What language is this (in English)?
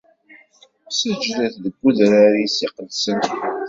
Kabyle